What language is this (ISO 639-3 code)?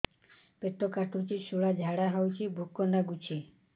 ori